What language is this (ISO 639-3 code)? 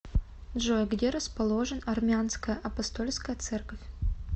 rus